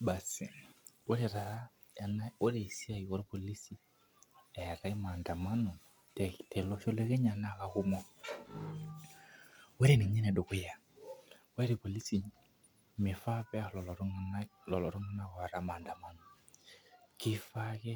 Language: Masai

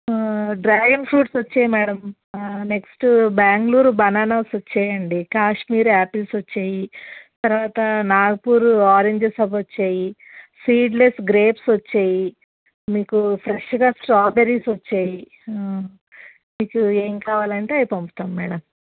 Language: Telugu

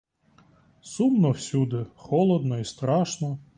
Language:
Ukrainian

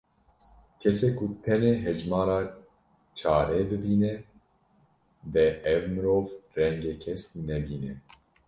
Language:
Kurdish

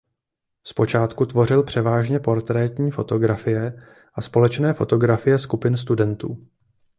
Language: Czech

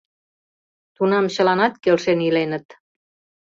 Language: Mari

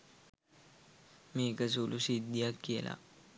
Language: Sinhala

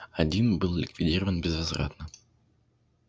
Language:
Russian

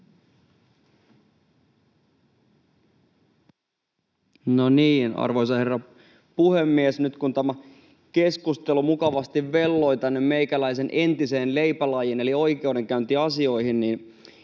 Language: Finnish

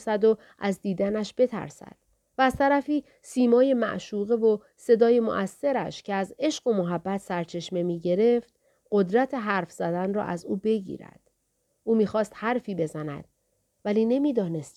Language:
Persian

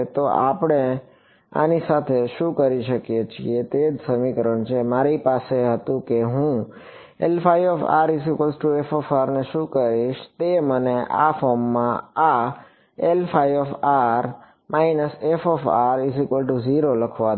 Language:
Gujarati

